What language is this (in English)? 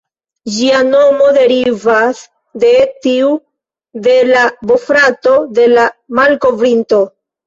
Esperanto